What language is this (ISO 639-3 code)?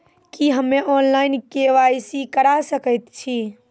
mai